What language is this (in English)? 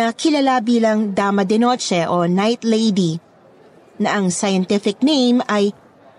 Filipino